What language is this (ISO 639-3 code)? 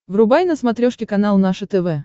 rus